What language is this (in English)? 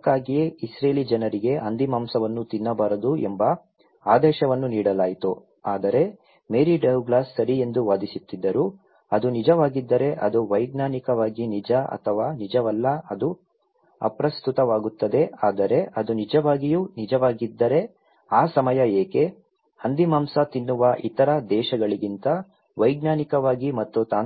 Kannada